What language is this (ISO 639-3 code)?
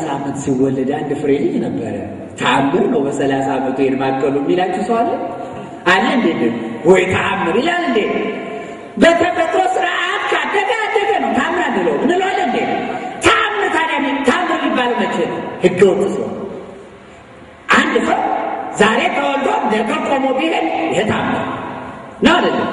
ara